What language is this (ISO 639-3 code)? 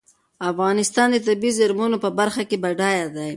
pus